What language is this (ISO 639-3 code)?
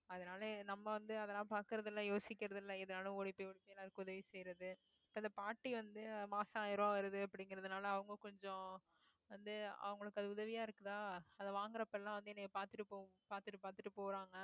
tam